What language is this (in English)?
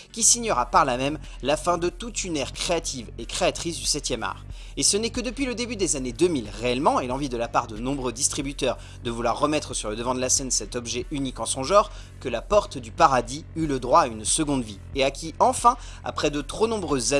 French